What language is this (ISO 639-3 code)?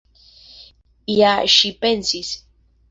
epo